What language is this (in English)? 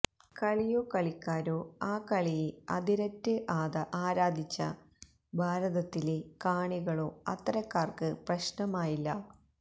Malayalam